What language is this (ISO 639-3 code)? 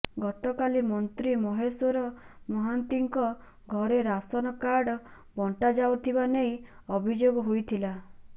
ori